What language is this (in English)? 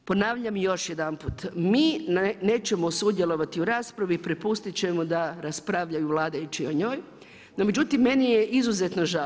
Croatian